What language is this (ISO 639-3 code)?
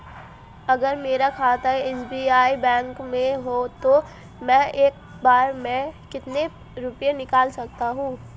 hin